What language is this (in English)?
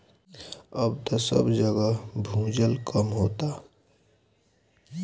Bhojpuri